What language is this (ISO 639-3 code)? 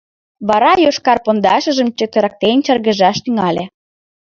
chm